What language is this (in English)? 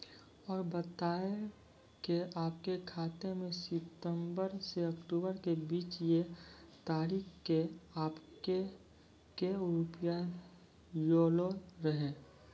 Maithili